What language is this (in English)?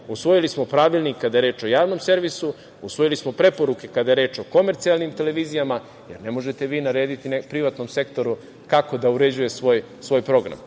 Serbian